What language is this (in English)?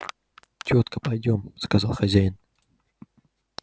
Russian